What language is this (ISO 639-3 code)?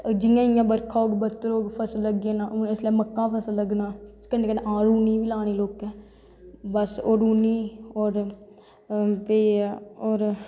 doi